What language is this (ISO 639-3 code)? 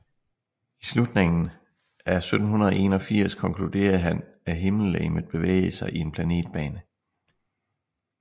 dan